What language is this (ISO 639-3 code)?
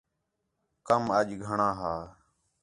xhe